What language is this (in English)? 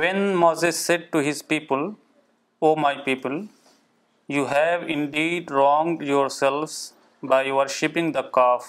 Urdu